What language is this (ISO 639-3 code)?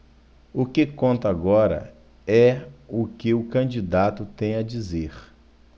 por